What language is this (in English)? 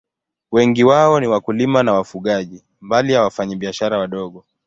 Swahili